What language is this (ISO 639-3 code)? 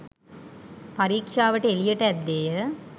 sin